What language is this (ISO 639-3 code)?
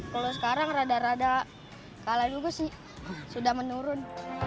ind